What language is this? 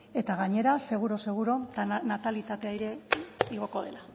Basque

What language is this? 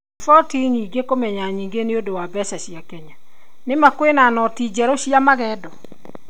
Kikuyu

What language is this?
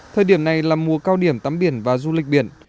Vietnamese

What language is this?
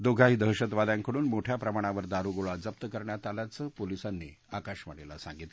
Marathi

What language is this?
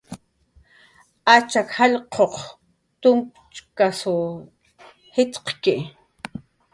Jaqaru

